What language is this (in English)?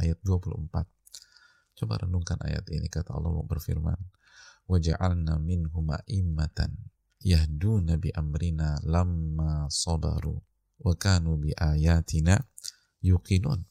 Indonesian